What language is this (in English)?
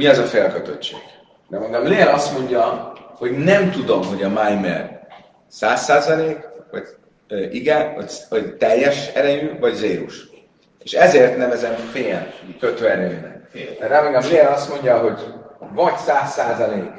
Hungarian